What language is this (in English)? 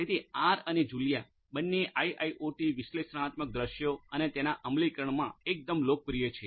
Gujarati